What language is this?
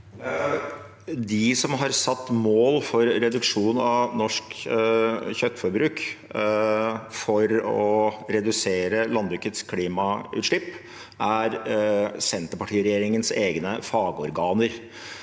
Norwegian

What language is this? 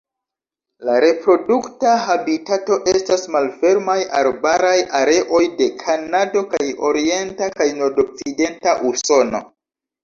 Esperanto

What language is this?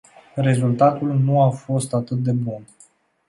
Romanian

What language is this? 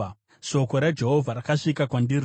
Shona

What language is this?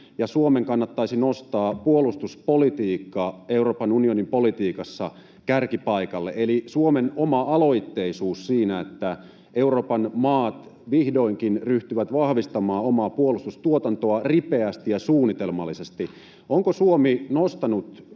Finnish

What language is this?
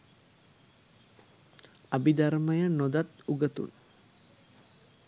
Sinhala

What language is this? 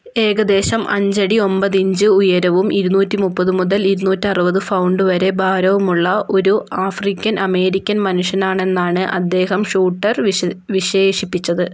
Malayalam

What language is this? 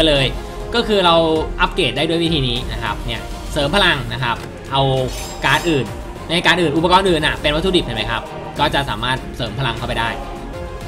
Thai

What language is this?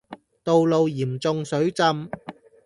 Cantonese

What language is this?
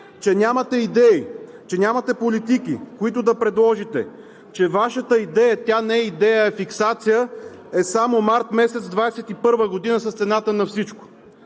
Bulgarian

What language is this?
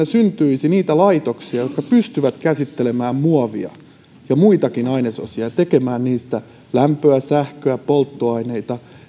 Finnish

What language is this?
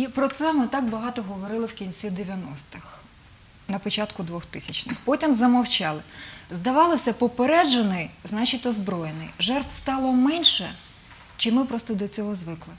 Ukrainian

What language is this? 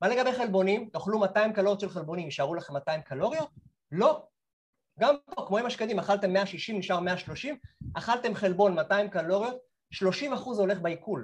Hebrew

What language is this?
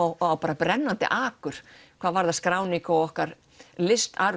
Icelandic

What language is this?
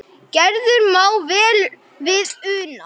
Icelandic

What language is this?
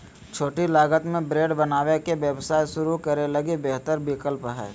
Magahi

